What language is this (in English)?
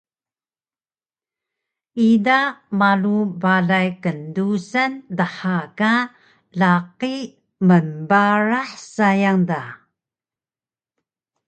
Taroko